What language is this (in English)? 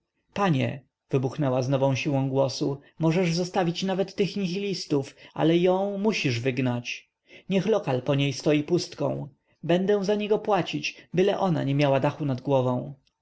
Polish